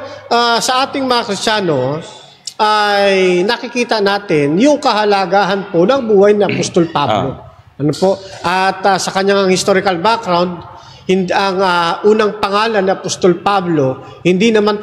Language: Filipino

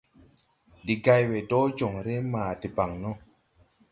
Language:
Tupuri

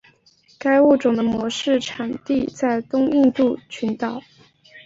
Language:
Chinese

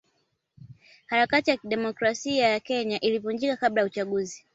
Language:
Swahili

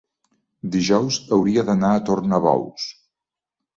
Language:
Catalan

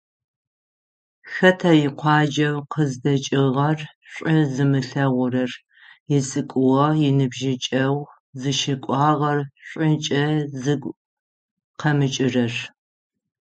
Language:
Adyghe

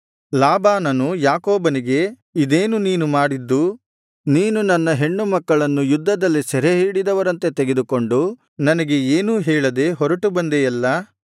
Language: Kannada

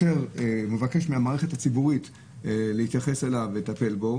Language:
Hebrew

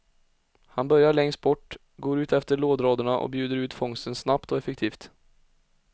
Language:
Swedish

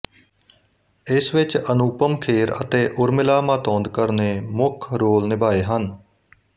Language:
Punjabi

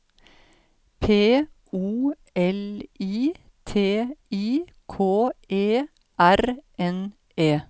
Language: Norwegian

